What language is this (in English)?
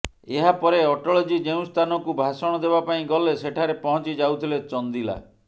Odia